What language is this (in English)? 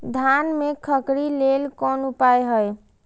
Maithili